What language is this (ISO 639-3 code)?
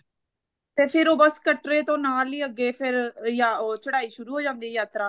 pan